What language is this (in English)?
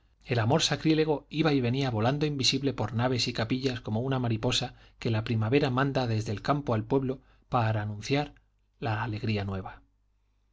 Spanish